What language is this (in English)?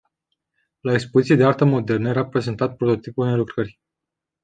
Romanian